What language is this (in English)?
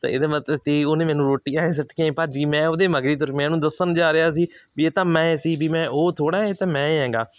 Punjabi